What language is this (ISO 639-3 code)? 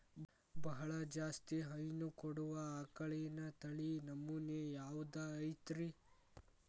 kan